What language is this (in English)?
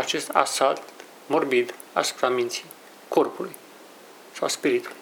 Romanian